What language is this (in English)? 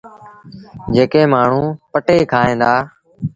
Sindhi Bhil